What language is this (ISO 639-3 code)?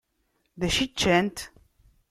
kab